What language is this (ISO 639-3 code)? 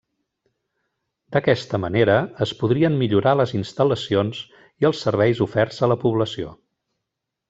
cat